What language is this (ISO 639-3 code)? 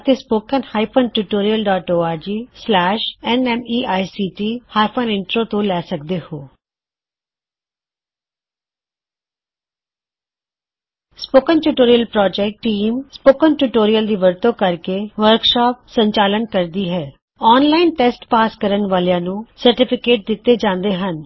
pan